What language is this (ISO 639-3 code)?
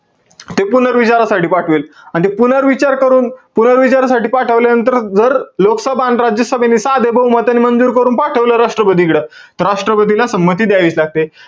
mar